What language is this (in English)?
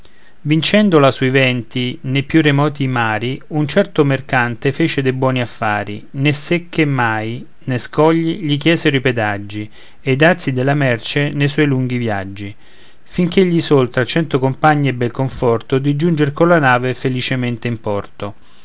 Italian